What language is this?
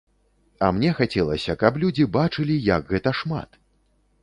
Belarusian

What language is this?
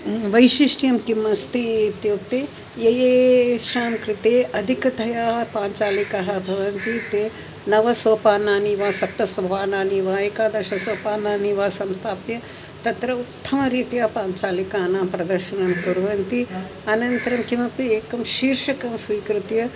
Sanskrit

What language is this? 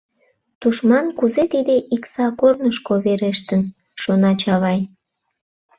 Mari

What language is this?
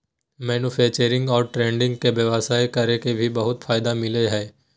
Magahi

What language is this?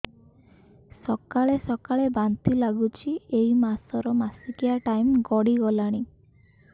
Odia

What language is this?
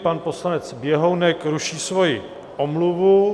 Czech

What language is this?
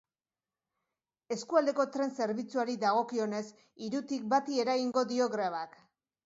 Basque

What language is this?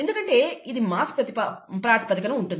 Telugu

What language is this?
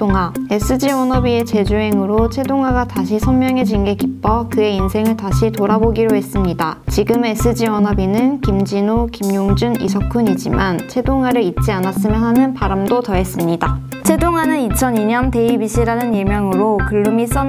Korean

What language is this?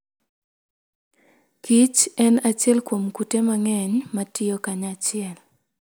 Luo (Kenya and Tanzania)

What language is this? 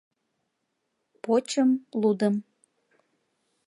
Mari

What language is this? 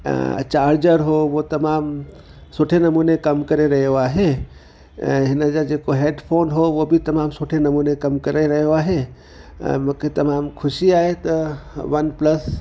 Sindhi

